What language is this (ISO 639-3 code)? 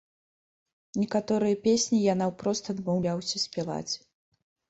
bel